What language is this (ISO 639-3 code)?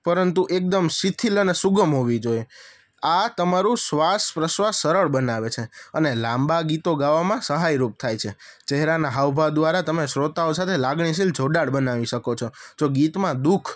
guj